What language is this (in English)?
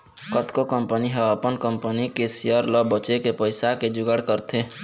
Chhattisgarhi